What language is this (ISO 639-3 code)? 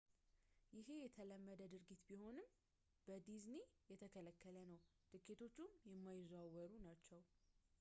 amh